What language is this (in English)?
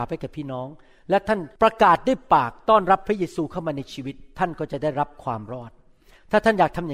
Thai